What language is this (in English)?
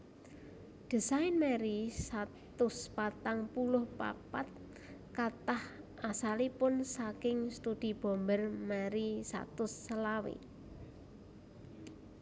Javanese